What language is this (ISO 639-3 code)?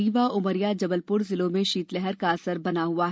hin